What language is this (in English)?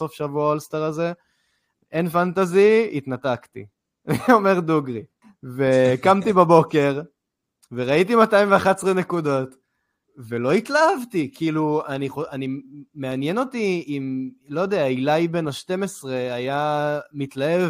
Hebrew